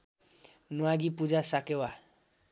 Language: Nepali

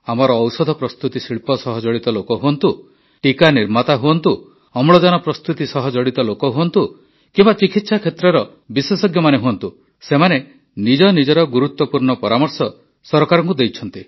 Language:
Odia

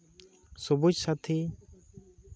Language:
Santali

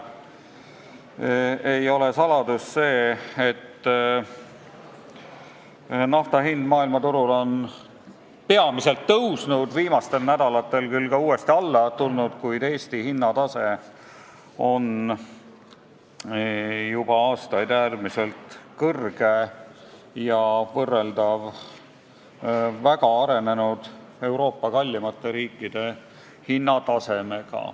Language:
Estonian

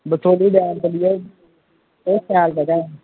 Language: Dogri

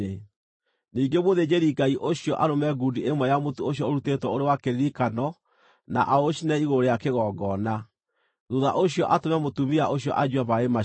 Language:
Kikuyu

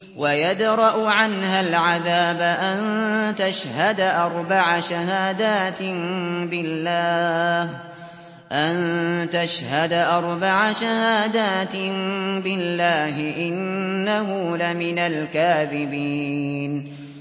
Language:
Arabic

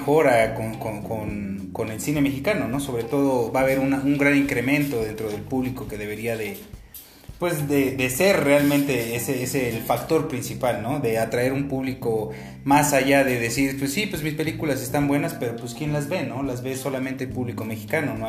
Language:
Spanish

